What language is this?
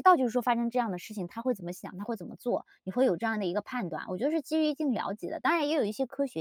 Chinese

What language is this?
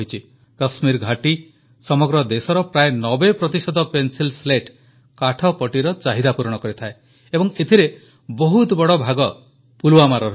Odia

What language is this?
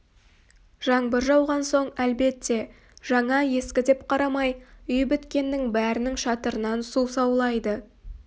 Kazakh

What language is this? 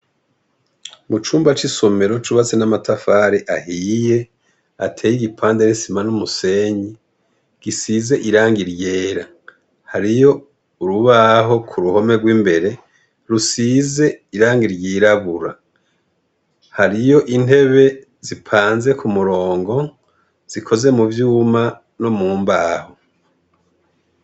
Rundi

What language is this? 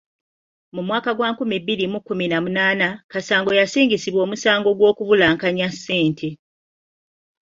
Ganda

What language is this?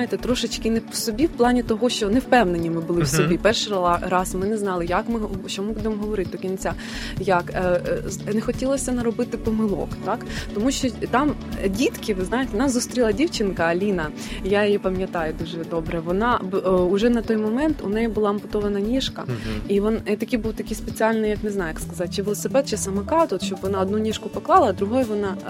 Ukrainian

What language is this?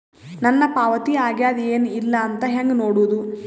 Kannada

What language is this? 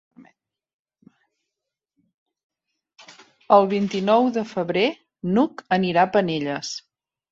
Catalan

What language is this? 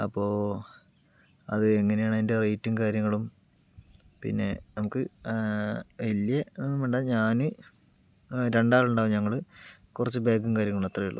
Malayalam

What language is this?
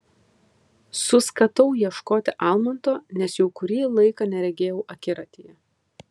Lithuanian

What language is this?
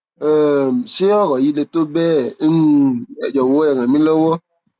Yoruba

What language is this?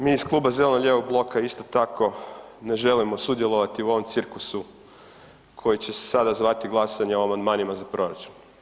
Croatian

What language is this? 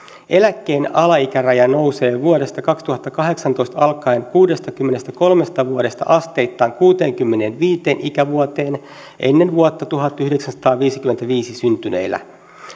Finnish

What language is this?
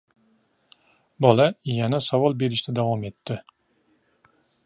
Uzbek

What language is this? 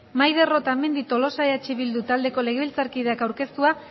Basque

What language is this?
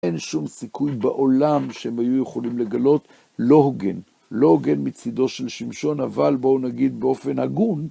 Hebrew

